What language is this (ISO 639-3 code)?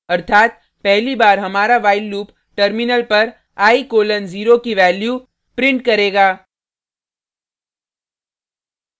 hin